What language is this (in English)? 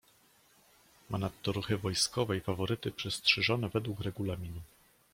Polish